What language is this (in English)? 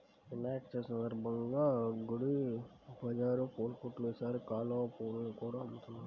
Telugu